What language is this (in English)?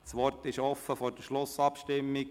Swiss German